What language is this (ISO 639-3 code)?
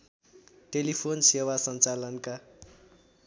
nep